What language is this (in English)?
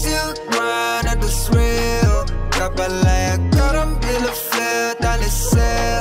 Malay